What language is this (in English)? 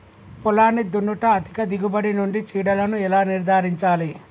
Telugu